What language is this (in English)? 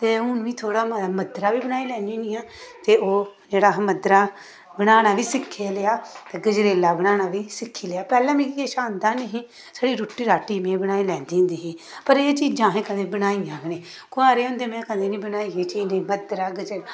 Dogri